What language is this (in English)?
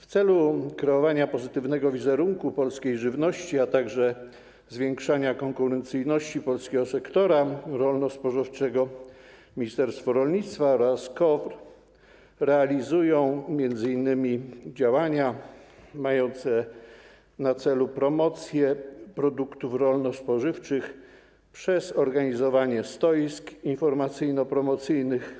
Polish